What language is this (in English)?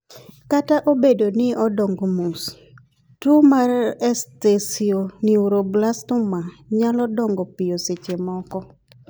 Luo (Kenya and Tanzania)